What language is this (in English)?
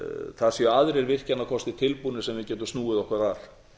Icelandic